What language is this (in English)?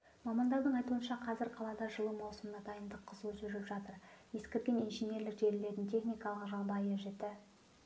Kazakh